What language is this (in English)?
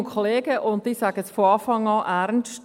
Swiss German